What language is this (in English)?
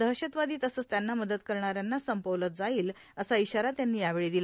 Marathi